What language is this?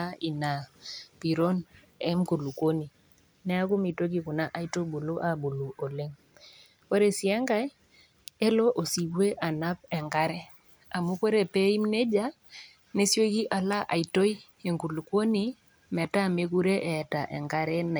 Masai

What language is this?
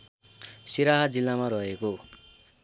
Nepali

